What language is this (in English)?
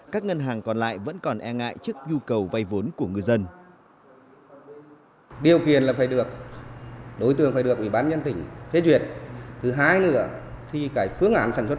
Vietnamese